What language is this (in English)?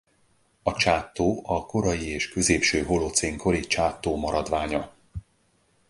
Hungarian